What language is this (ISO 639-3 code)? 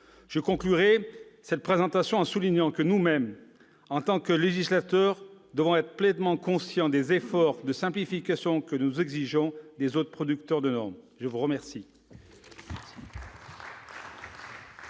fra